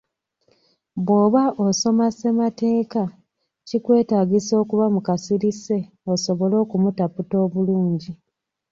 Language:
Ganda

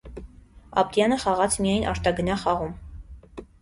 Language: Armenian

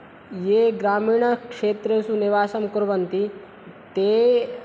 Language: Sanskrit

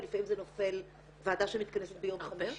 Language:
Hebrew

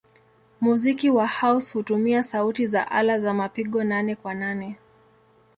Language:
Swahili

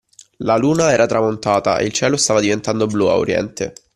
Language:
Italian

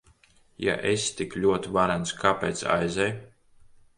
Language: Latvian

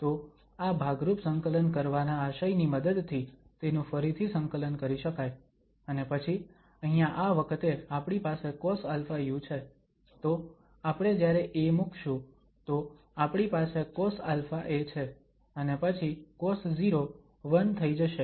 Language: Gujarati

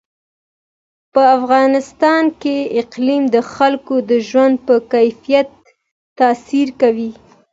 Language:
Pashto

